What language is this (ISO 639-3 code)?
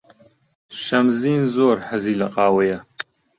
ckb